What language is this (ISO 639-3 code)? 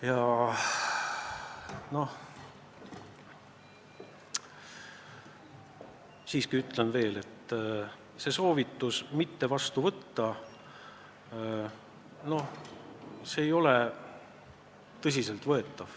est